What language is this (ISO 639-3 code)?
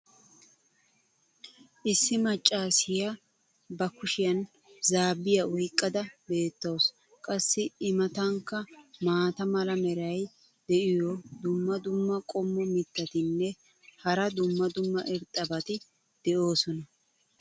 wal